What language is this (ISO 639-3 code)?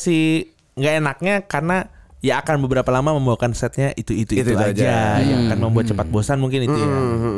ind